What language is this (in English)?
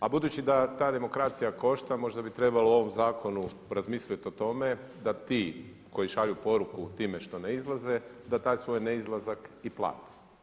Croatian